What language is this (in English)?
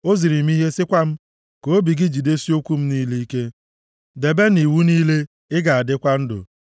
Igbo